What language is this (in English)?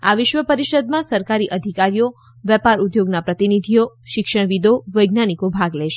Gujarati